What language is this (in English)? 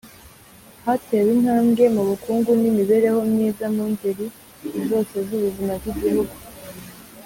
Kinyarwanda